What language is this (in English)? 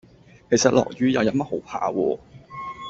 Cantonese